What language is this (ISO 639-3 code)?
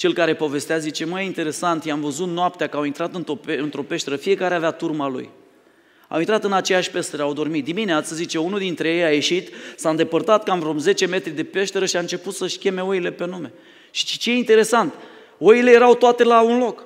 ron